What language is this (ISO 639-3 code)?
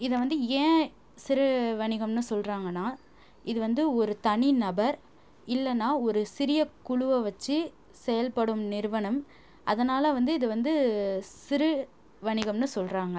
tam